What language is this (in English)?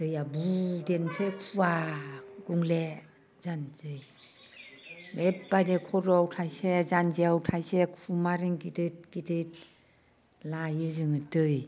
Bodo